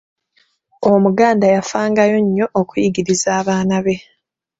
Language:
Ganda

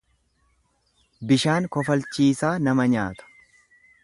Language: Oromo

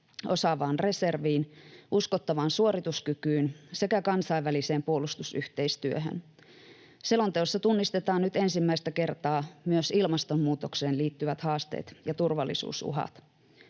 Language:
Finnish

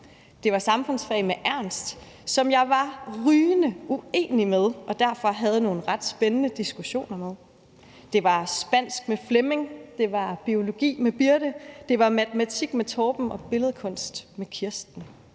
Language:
Danish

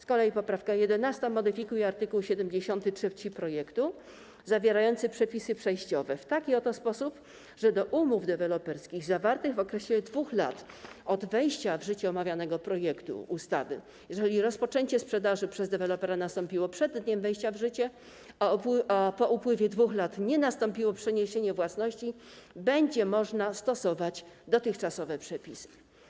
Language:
Polish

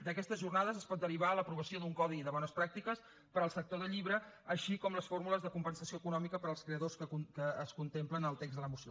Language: Catalan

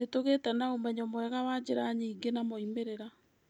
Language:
Kikuyu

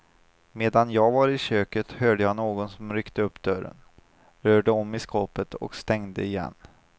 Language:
Swedish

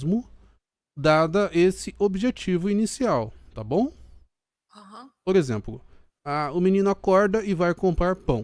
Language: Portuguese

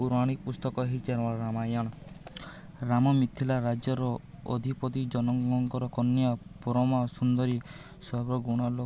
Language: Odia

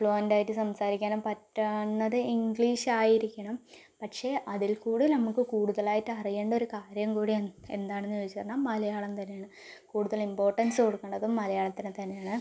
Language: Malayalam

